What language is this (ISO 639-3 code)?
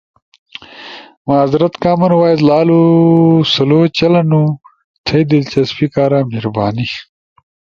ush